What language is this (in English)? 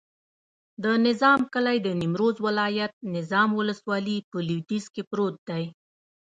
Pashto